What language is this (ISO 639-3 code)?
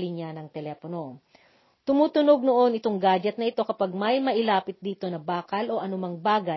fil